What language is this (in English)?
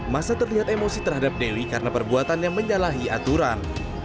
Indonesian